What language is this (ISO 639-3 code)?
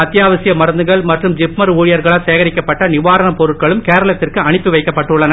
tam